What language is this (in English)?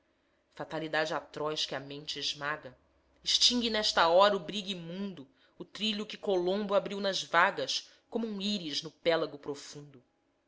Portuguese